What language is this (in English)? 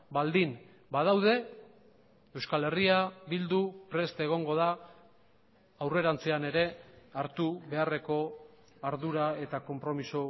Basque